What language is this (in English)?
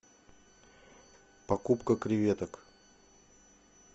Russian